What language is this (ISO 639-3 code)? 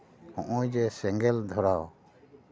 sat